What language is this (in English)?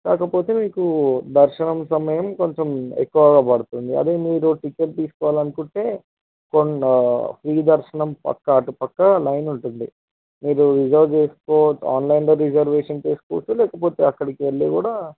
Telugu